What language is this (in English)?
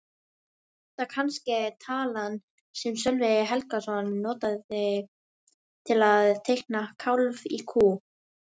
Icelandic